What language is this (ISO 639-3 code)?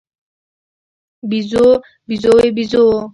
pus